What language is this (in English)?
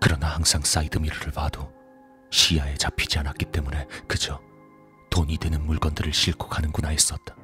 Korean